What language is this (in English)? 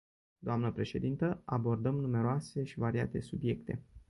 Romanian